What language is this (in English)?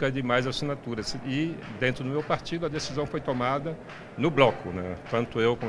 Portuguese